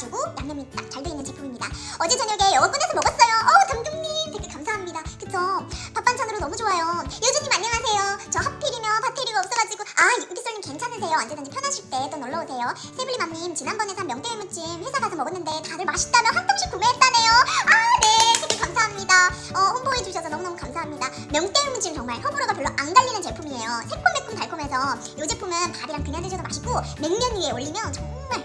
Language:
Korean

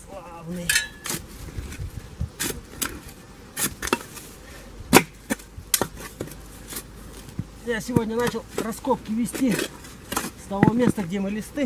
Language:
Russian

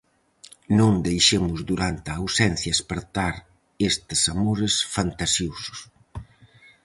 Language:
Galician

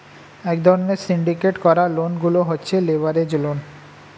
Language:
Bangla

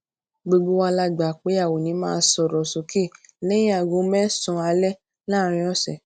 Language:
Yoruba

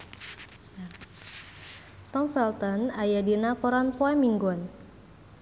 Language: Sundanese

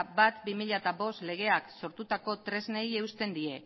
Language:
Basque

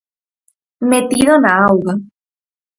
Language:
Galician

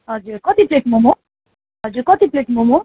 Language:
Nepali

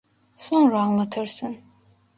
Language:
Turkish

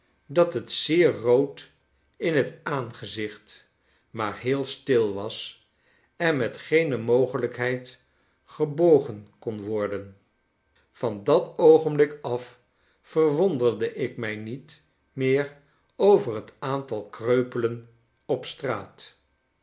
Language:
Dutch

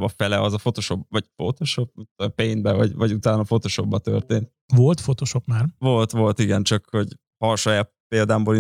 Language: Hungarian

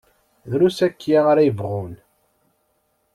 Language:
Kabyle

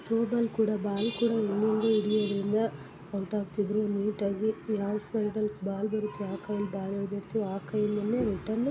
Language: Kannada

